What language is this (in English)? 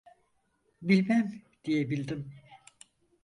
Turkish